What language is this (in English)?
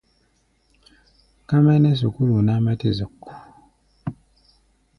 Gbaya